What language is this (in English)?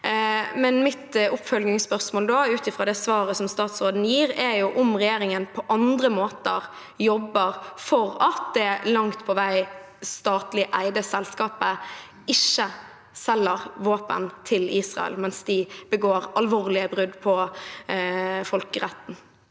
Norwegian